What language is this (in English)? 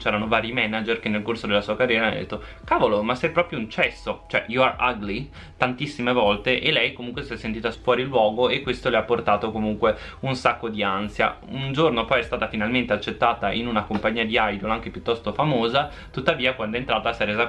Italian